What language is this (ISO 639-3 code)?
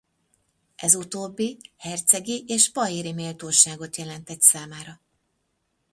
hun